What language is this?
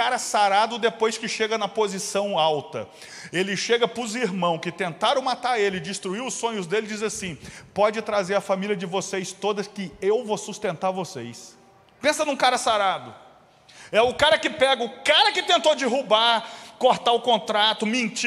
Portuguese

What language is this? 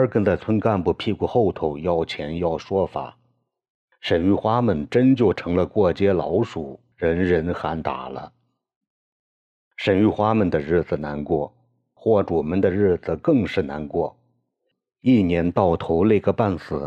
Chinese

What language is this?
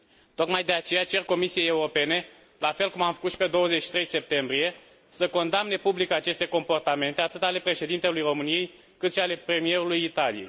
Romanian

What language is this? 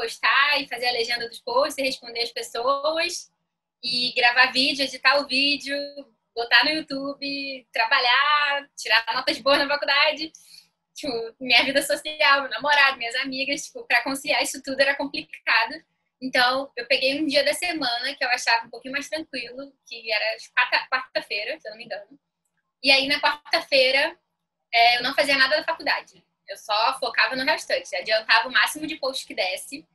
Portuguese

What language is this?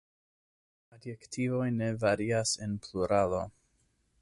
Esperanto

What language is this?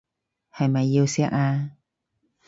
Cantonese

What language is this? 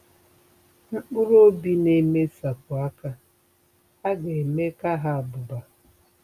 Igbo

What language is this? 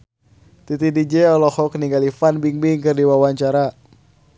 Sundanese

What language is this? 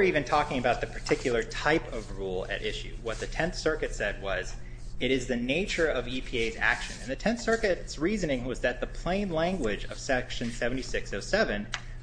English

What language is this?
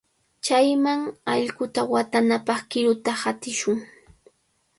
Cajatambo North Lima Quechua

